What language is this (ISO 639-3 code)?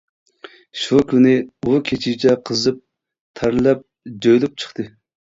uig